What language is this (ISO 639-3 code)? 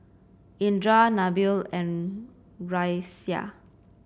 eng